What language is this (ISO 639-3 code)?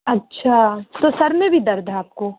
urd